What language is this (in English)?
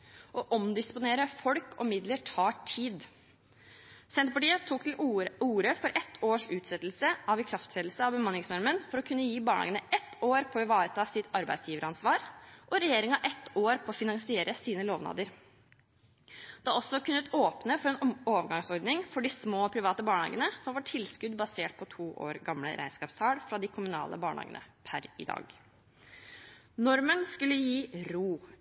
Norwegian Bokmål